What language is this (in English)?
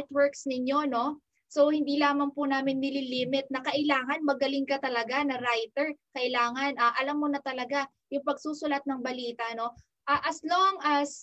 Filipino